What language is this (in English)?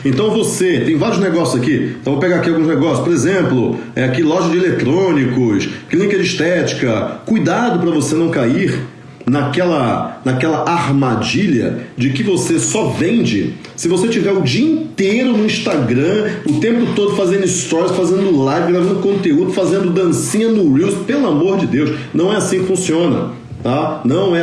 Portuguese